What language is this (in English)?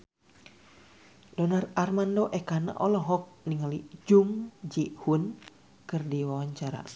Sundanese